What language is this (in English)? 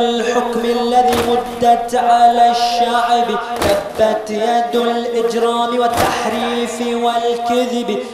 Arabic